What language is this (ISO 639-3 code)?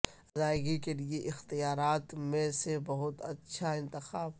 urd